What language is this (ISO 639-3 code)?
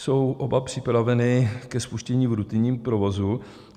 ces